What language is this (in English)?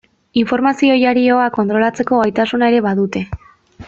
Basque